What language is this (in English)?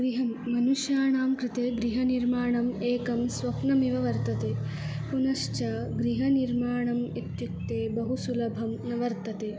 Sanskrit